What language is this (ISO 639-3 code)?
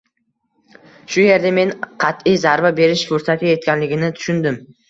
uzb